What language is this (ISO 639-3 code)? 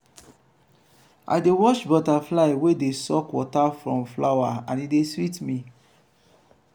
pcm